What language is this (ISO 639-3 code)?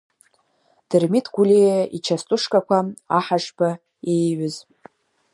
abk